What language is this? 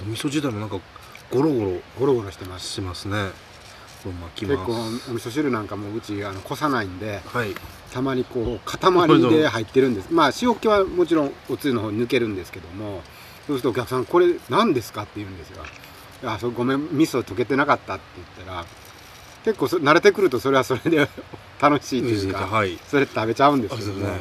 Japanese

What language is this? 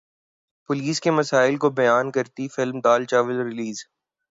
Urdu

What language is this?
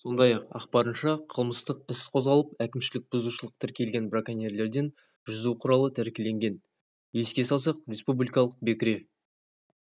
Kazakh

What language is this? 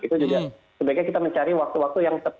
Indonesian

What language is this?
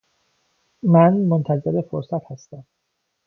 Persian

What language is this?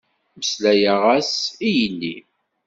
Kabyle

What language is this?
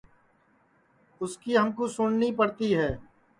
Sansi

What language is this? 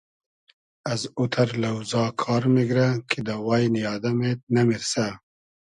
Hazaragi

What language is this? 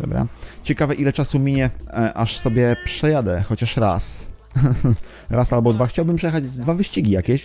Polish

